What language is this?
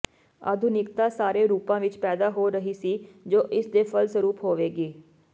Punjabi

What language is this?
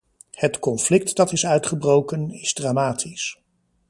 Dutch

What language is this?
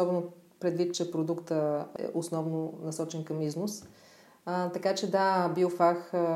Bulgarian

